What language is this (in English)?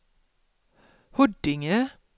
Swedish